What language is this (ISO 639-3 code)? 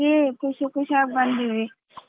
kan